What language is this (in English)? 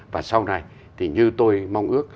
Vietnamese